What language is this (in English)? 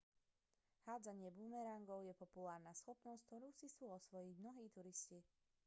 Slovak